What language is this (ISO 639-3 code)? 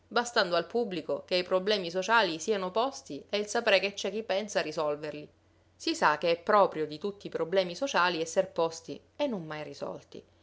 ita